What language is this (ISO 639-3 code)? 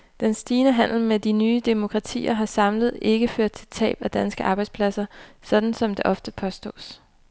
dan